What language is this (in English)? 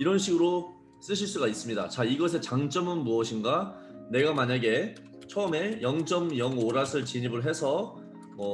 Korean